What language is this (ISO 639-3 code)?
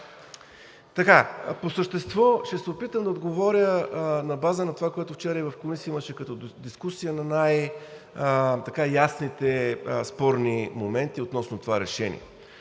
bul